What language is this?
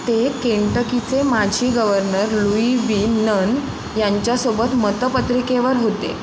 Marathi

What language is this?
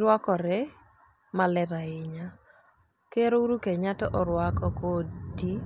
Luo (Kenya and Tanzania)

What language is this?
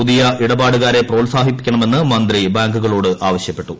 Malayalam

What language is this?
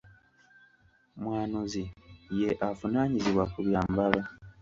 Ganda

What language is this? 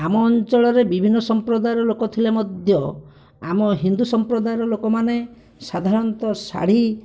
Odia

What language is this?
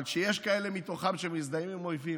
Hebrew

